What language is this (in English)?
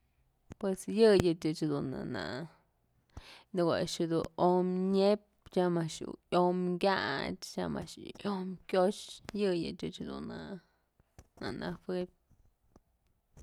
Mazatlán Mixe